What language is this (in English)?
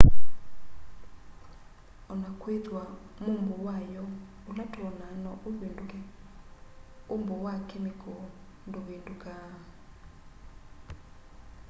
Kamba